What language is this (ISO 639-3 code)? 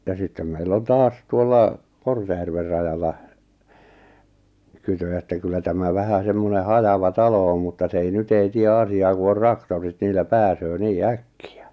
fin